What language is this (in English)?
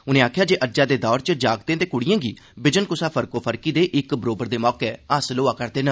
Dogri